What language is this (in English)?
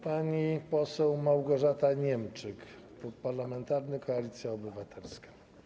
Polish